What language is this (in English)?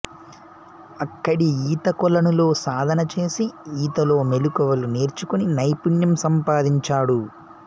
Telugu